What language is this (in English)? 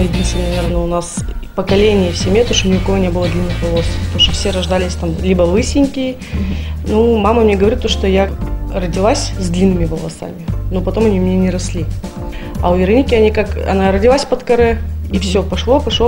Russian